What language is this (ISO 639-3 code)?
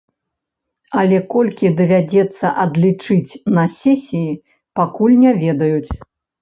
bel